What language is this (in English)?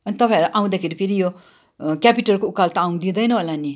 Nepali